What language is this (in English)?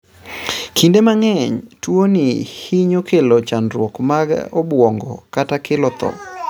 Luo (Kenya and Tanzania)